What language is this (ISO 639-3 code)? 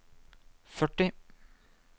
nor